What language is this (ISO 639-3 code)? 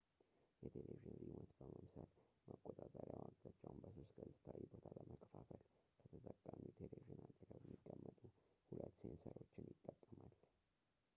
amh